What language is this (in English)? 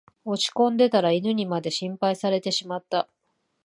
Japanese